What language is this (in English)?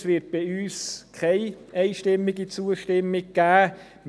Swiss German